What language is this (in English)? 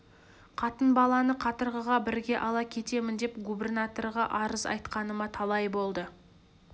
Kazakh